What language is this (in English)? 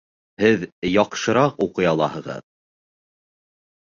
Bashkir